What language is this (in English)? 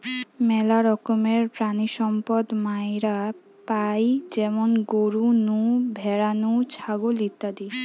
Bangla